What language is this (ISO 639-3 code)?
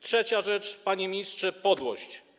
pol